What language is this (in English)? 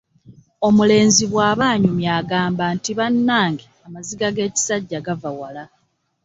Ganda